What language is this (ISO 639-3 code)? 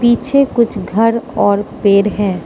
hin